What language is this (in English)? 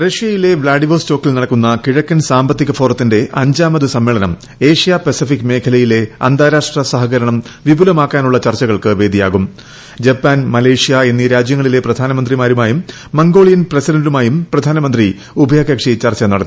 Malayalam